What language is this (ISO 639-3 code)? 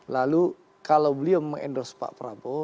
ind